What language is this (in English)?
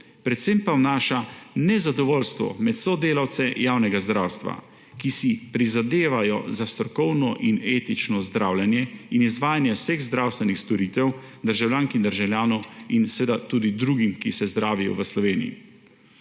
Slovenian